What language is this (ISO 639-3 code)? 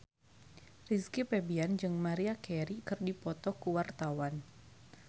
sun